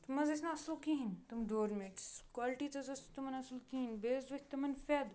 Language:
Kashmiri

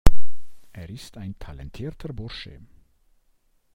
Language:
German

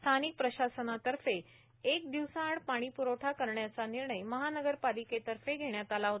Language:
Marathi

